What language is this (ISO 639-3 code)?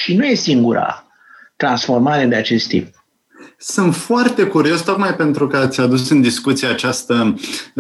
ron